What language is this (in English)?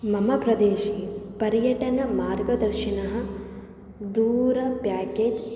Sanskrit